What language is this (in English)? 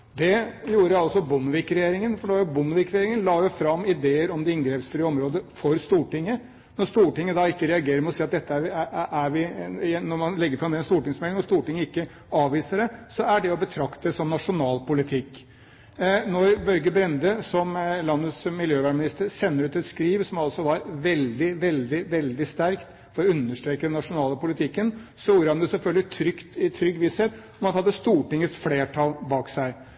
Norwegian Bokmål